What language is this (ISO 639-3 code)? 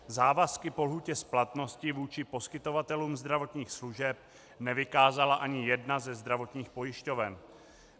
ces